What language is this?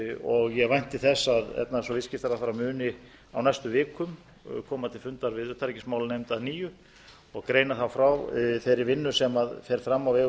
Icelandic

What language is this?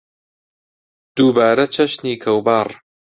Central Kurdish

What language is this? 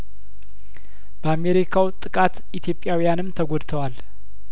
Amharic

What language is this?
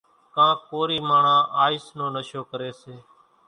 Kachi Koli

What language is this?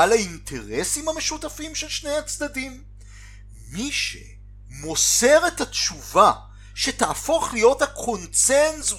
Hebrew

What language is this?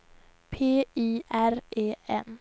Swedish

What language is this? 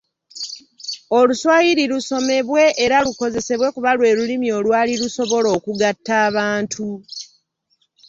Ganda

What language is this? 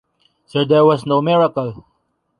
English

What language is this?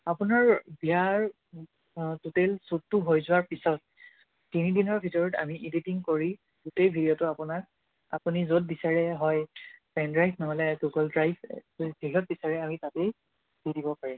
Assamese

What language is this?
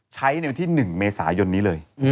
Thai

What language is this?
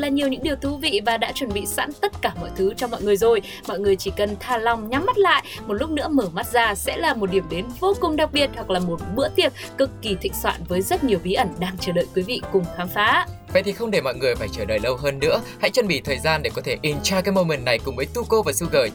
Vietnamese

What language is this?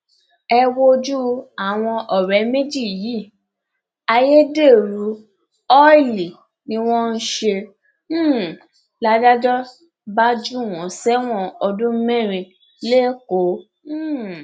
Yoruba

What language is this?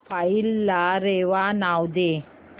Marathi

